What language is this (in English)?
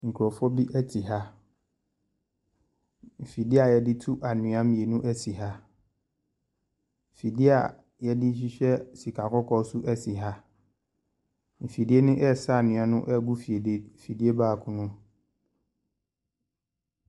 Akan